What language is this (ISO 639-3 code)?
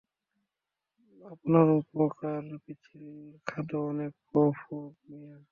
ben